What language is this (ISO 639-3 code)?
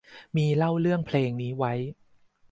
tha